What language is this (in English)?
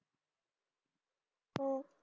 Marathi